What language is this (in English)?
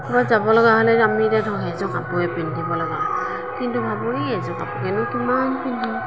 Assamese